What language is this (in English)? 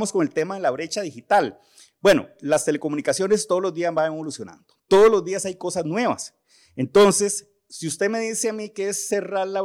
Spanish